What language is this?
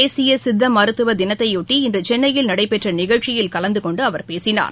Tamil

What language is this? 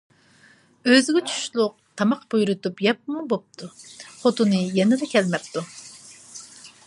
Uyghur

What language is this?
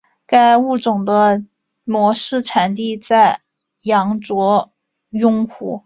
Chinese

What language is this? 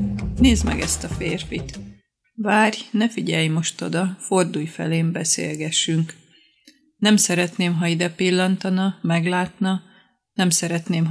Hungarian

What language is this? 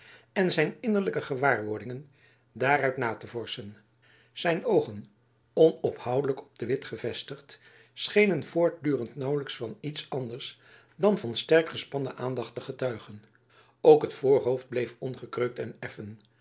Dutch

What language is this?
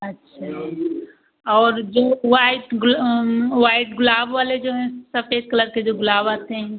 Hindi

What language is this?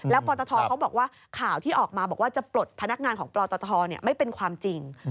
Thai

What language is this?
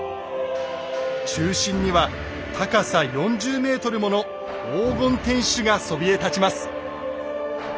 Japanese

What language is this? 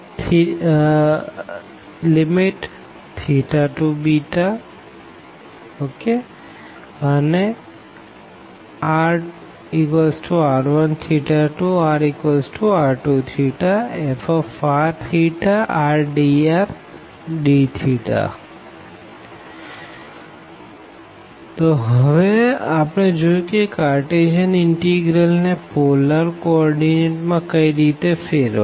Gujarati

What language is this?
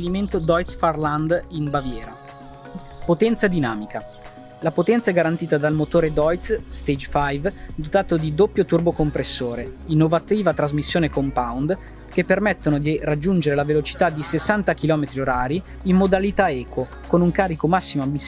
Italian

